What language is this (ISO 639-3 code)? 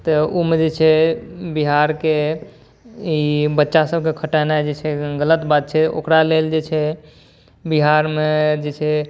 mai